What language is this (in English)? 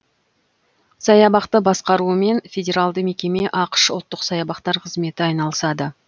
Kazakh